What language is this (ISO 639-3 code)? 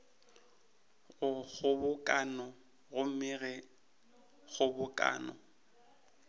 nso